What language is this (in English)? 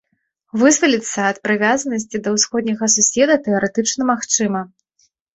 Belarusian